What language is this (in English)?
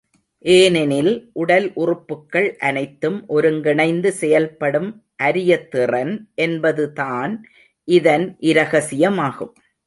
Tamil